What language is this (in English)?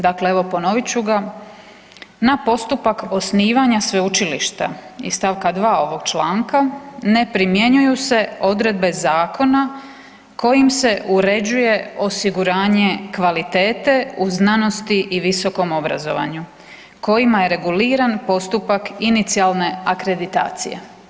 Croatian